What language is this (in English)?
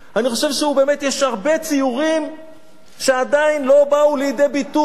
Hebrew